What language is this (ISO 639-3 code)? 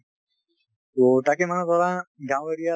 asm